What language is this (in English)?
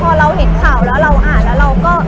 Thai